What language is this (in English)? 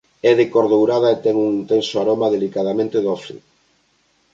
Galician